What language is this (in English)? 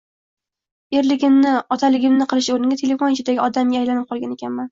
Uzbek